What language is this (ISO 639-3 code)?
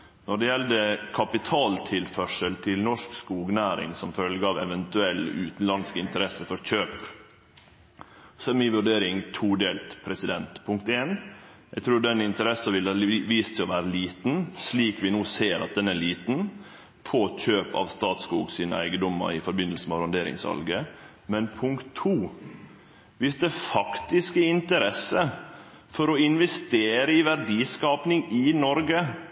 nno